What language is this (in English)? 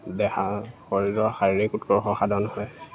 Assamese